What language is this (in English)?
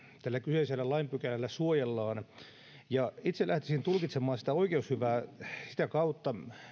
Finnish